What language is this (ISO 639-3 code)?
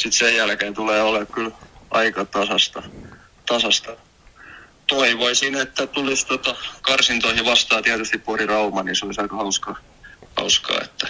fin